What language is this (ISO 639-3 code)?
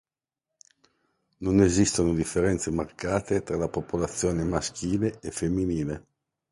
ita